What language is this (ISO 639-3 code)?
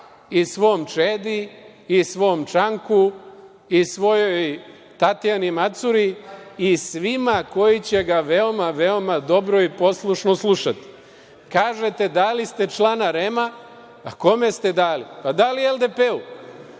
srp